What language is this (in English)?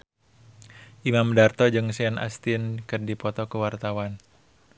Sundanese